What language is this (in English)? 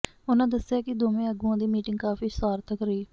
Punjabi